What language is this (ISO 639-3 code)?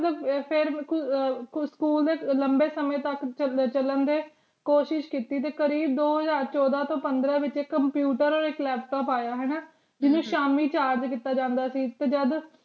pan